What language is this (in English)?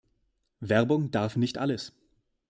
German